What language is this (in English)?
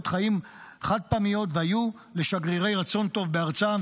Hebrew